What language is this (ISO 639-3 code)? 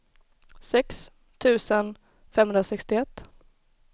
swe